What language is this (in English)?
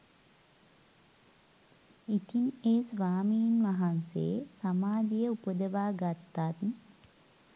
Sinhala